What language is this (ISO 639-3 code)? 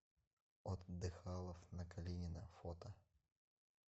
rus